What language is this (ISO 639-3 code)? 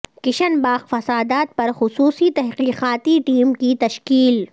urd